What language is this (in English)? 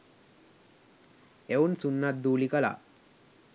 Sinhala